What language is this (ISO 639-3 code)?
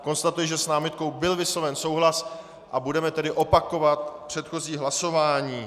ces